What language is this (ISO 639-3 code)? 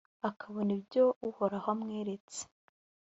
kin